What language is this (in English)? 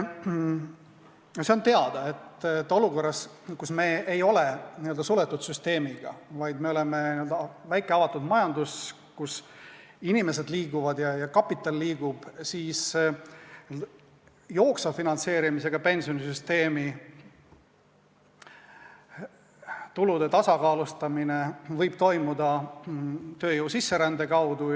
Estonian